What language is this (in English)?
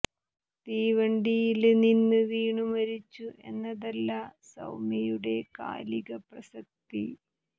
Malayalam